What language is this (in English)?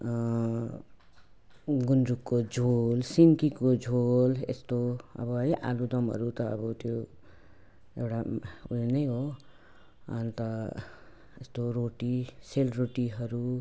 Nepali